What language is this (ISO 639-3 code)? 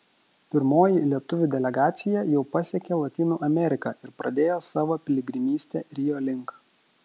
lit